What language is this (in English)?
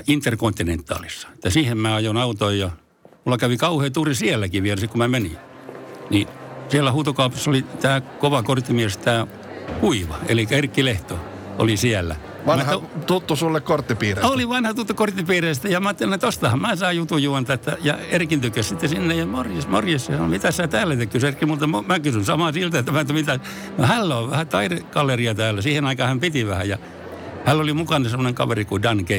Finnish